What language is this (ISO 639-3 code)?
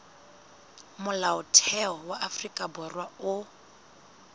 sot